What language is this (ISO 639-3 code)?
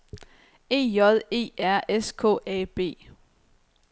dan